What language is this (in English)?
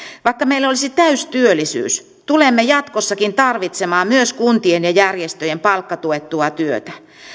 Finnish